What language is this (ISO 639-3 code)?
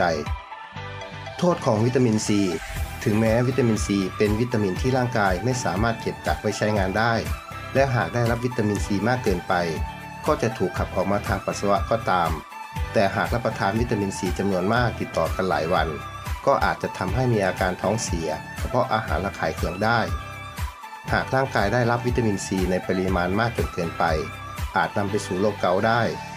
tha